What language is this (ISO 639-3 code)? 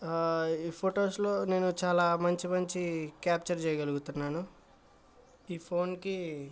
tel